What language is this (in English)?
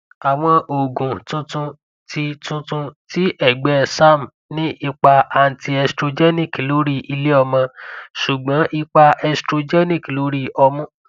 Yoruba